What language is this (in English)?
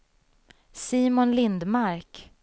Swedish